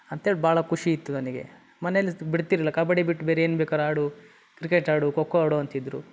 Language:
Kannada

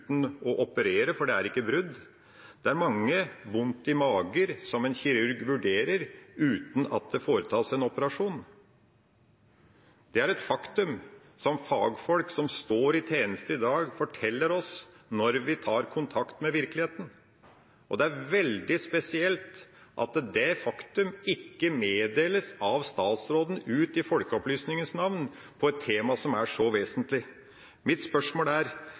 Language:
Norwegian Bokmål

